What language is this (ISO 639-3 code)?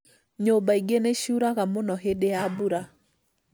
kik